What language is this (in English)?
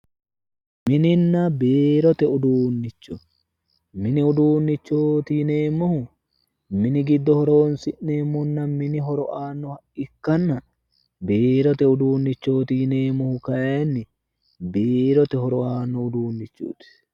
Sidamo